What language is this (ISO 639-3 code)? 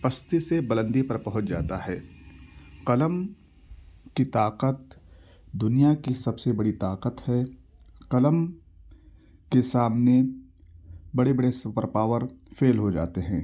urd